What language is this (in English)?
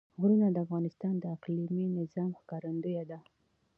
Pashto